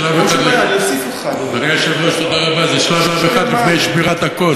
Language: Hebrew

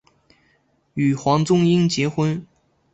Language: Chinese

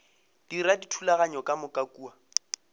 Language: Northern Sotho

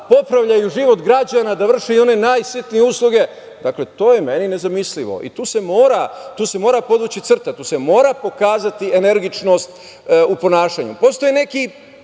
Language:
Serbian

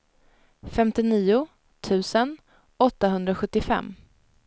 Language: Swedish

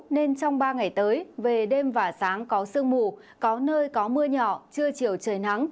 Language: Vietnamese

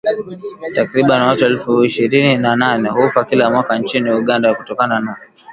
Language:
Swahili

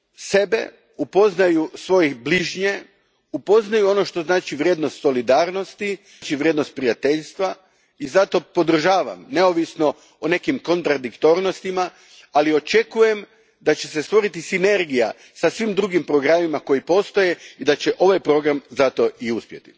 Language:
Croatian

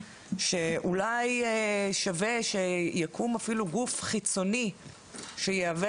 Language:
Hebrew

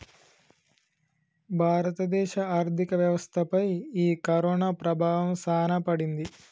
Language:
Telugu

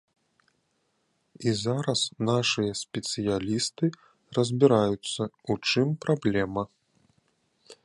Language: Belarusian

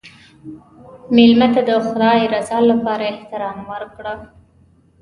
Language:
Pashto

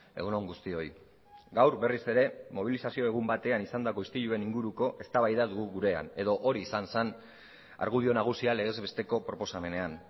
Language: Basque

